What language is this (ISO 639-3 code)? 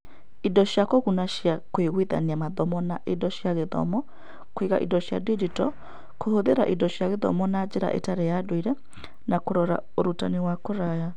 kik